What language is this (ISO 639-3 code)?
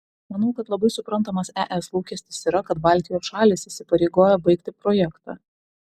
lit